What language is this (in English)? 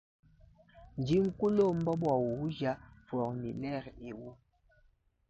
Luba-Lulua